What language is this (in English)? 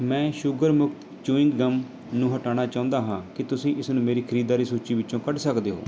Punjabi